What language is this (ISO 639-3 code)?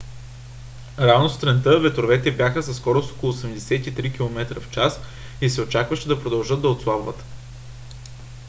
bul